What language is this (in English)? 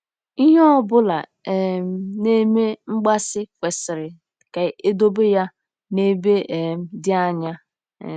Igbo